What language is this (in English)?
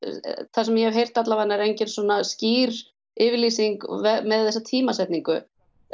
Icelandic